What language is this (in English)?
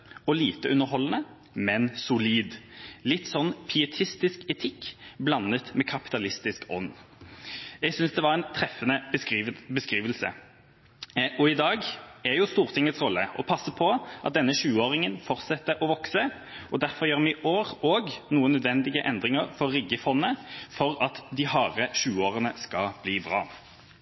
Norwegian Bokmål